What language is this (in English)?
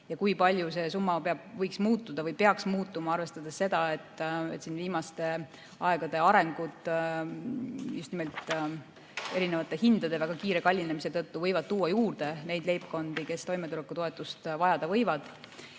Estonian